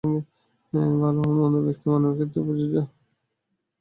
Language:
Bangla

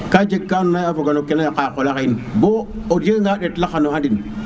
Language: Serer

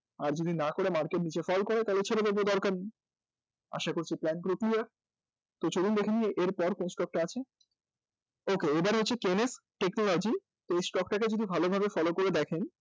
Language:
Bangla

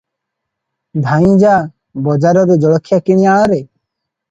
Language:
Odia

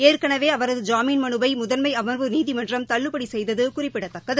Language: Tamil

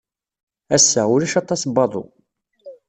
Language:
Kabyle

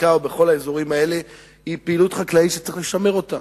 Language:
Hebrew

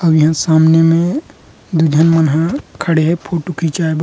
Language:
Chhattisgarhi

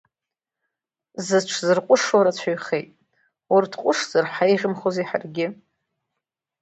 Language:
Abkhazian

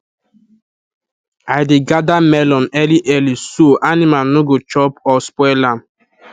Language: Nigerian Pidgin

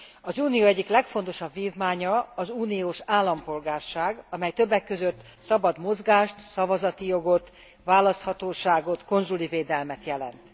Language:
Hungarian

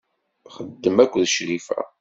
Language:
Kabyle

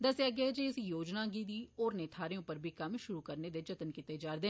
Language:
Dogri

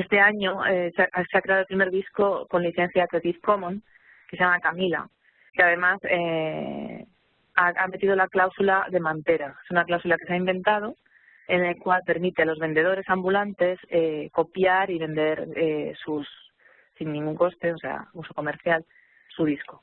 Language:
Spanish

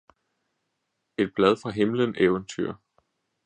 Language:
Danish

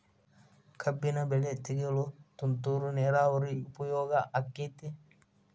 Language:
Kannada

